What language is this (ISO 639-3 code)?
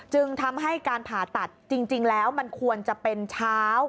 tha